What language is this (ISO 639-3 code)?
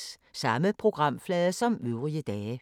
dan